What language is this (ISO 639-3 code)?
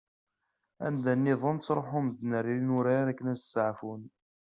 kab